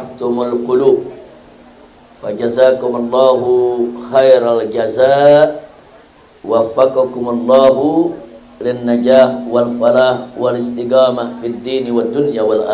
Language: Indonesian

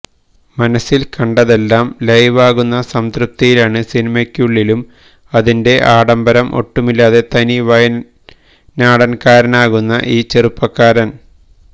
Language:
Malayalam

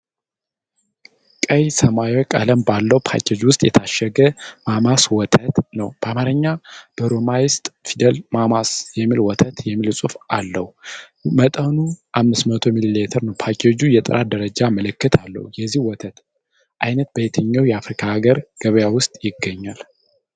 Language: Amharic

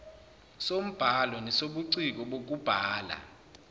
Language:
Zulu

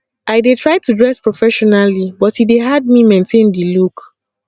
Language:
Nigerian Pidgin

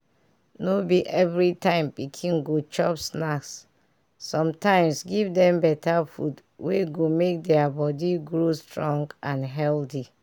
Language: Nigerian Pidgin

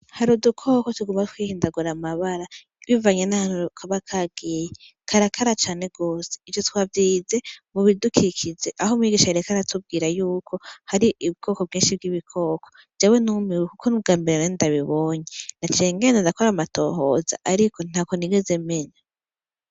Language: Rundi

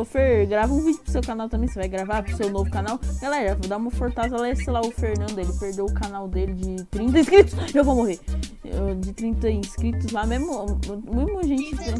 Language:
Portuguese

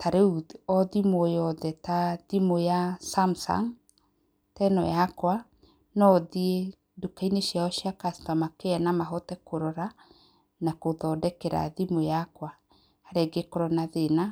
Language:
Kikuyu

